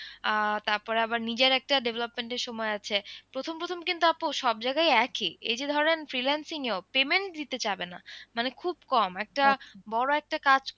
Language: Bangla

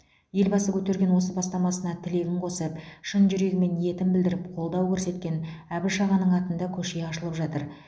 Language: Kazakh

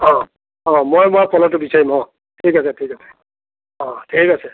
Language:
Assamese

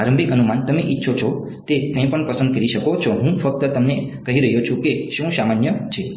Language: Gujarati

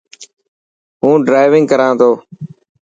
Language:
Dhatki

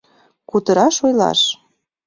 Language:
Mari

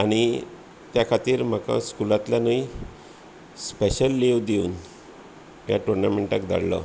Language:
Konkani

